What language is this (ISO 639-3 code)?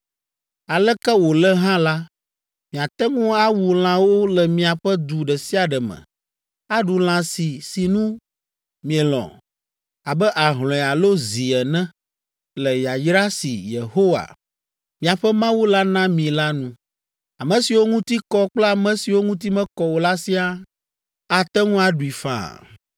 ewe